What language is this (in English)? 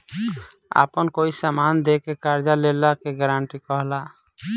Bhojpuri